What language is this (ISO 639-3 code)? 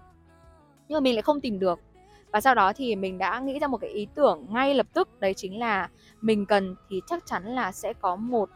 vie